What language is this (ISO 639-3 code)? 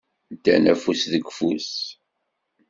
kab